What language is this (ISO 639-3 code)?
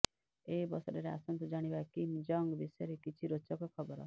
ori